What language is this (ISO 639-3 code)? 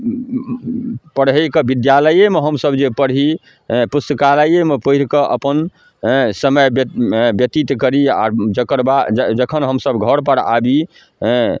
mai